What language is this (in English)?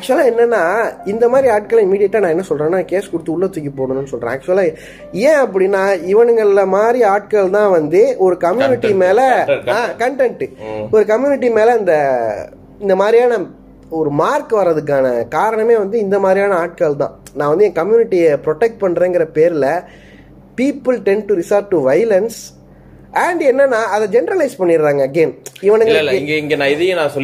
Tamil